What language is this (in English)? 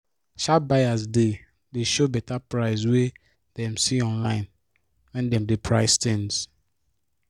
Nigerian Pidgin